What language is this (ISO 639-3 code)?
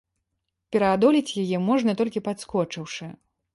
bel